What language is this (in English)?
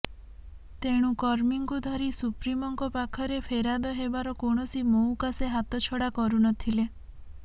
Odia